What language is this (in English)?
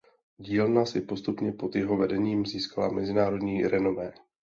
Czech